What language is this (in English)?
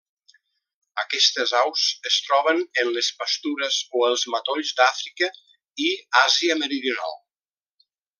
Catalan